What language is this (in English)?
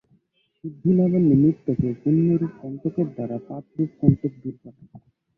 Bangla